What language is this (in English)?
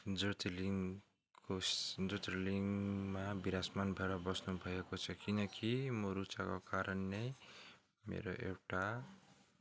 Nepali